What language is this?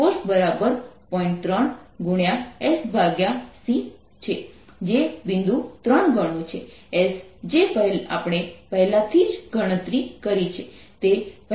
Gujarati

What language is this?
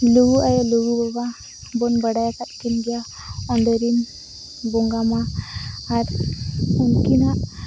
Santali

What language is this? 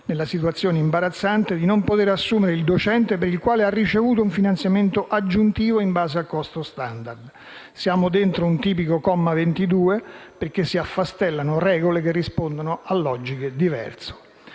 Italian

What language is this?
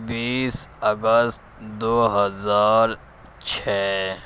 Urdu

